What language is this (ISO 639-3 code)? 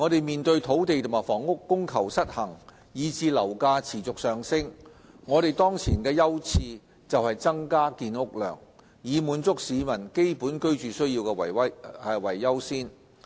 yue